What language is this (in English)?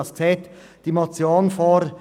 Swiss German